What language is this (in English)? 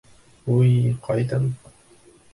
Bashkir